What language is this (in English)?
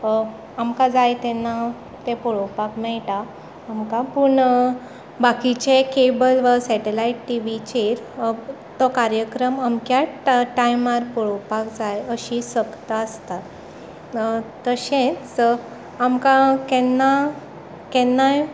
Konkani